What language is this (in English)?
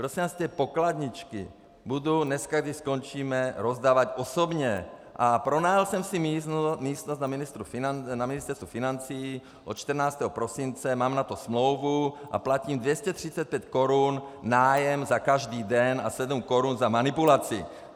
Czech